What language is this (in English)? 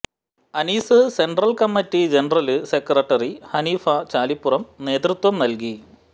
Malayalam